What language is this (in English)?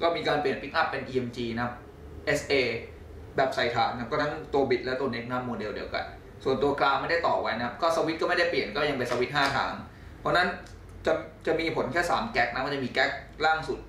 Thai